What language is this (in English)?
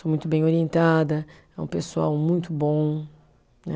Portuguese